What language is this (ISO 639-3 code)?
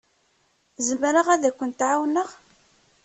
kab